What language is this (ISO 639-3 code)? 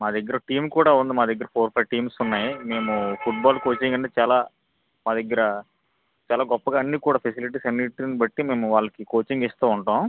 tel